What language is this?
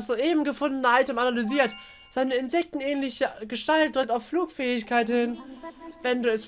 German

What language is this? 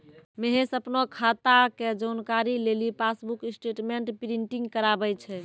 Maithili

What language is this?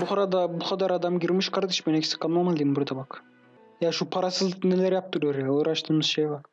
Turkish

